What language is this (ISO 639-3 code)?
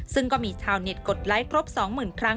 tha